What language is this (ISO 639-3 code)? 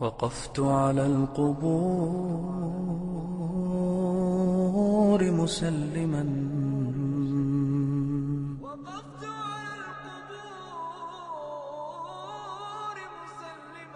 ara